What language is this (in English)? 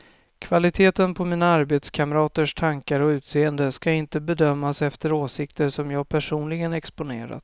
Swedish